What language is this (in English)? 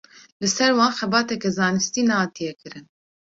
Kurdish